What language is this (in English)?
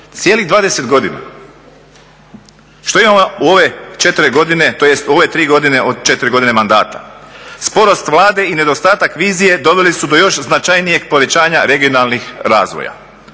Croatian